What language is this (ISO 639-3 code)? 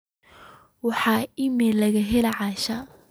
som